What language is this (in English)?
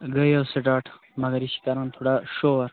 Kashmiri